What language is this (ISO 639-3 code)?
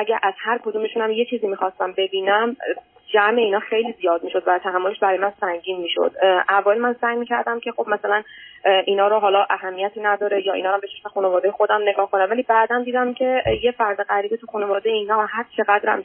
fas